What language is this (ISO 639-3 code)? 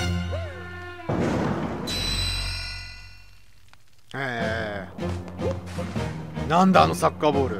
jpn